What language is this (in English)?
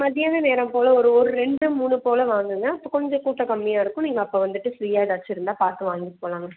Tamil